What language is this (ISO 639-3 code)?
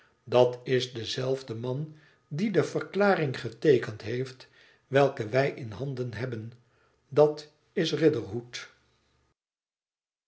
nld